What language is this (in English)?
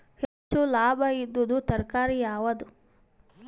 Kannada